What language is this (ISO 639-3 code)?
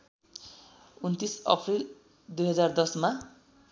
nep